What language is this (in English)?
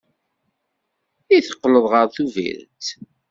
Kabyle